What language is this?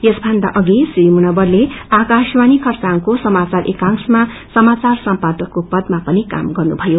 Nepali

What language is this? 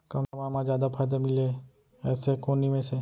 Chhattisgarhi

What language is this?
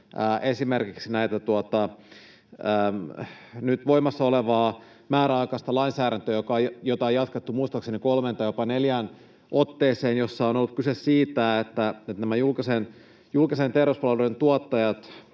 Finnish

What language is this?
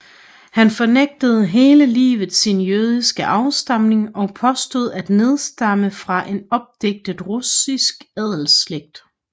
Danish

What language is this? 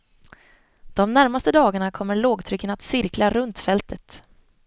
Swedish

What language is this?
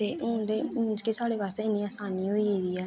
Dogri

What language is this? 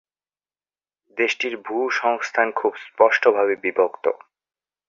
Bangla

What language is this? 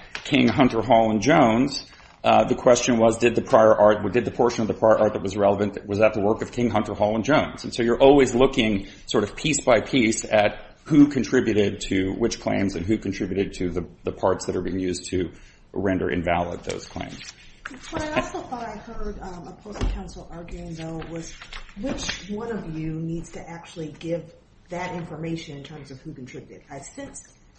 English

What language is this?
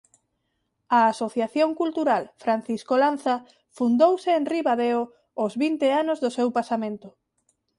Galician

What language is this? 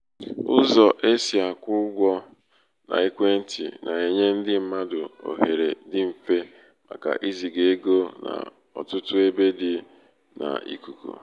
Igbo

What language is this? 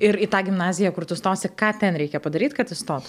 Lithuanian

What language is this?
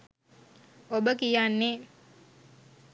Sinhala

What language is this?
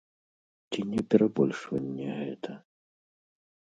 Belarusian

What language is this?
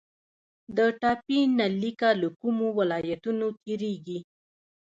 Pashto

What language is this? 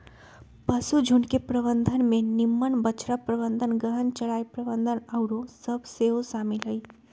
Magahi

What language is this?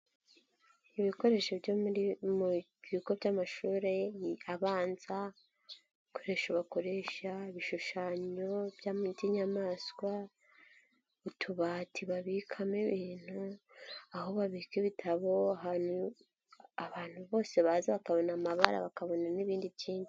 Kinyarwanda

